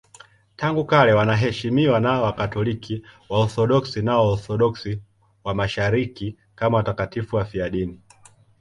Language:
Swahili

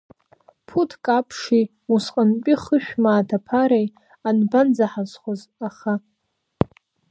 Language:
Abkhazian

